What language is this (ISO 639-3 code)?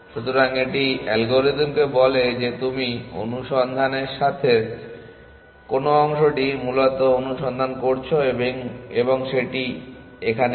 ben